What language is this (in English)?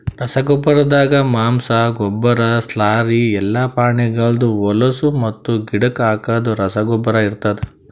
Kannada